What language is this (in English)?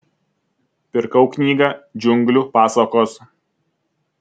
Lithuanian